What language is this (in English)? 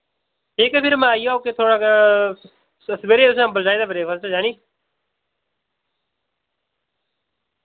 Dogri